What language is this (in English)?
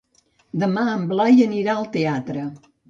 Catalan